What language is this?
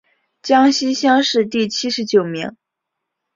Chinese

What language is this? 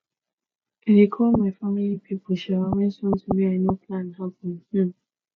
Nigerian Pidgin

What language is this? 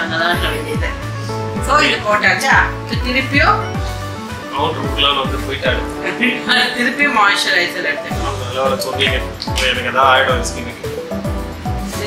Tamil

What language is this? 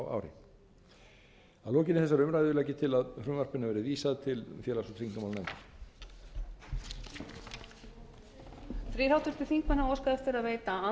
Icelandic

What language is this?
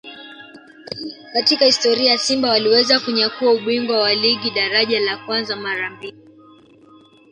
Swahili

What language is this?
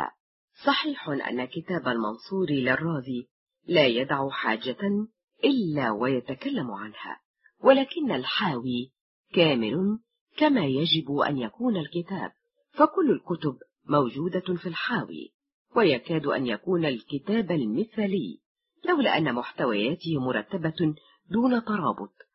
Arabic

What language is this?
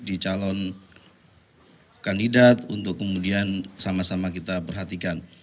Indonesian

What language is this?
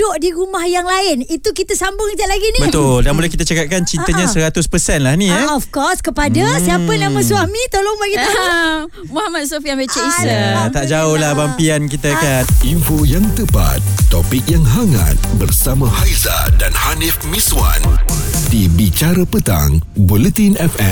Malay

